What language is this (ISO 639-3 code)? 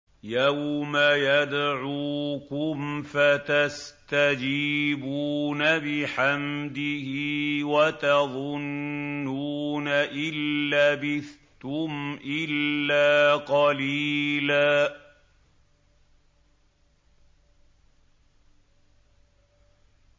ara